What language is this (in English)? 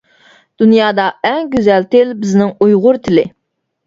Uyghur